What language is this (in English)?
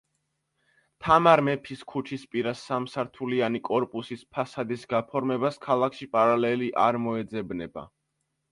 Georgian